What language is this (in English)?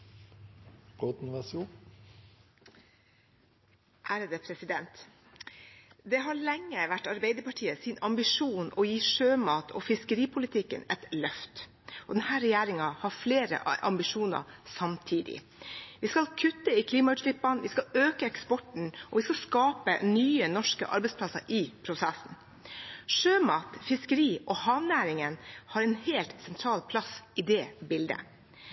Norwegian